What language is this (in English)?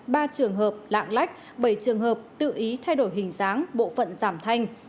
Vietnamese